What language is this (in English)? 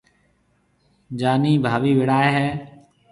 Marwari (Pakistan)